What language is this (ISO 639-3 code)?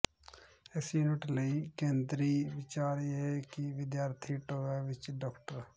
pan